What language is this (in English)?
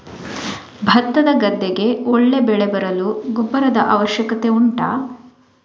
Kannada